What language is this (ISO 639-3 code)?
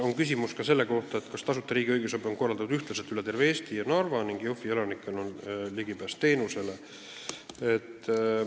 est